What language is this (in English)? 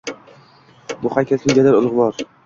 Uzbek